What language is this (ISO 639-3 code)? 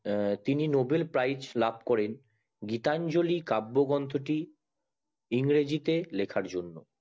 ben